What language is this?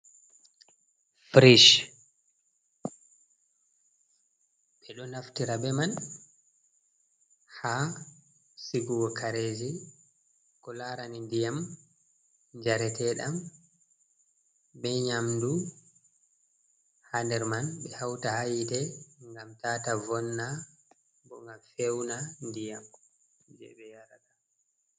Fula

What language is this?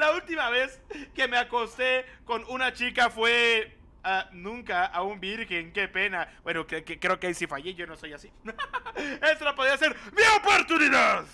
Spanish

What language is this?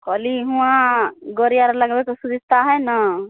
Maithili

